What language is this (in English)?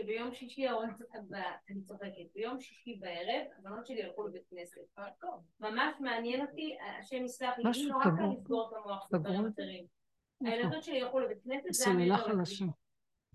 Hebrew